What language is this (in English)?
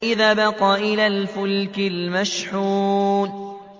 Arabic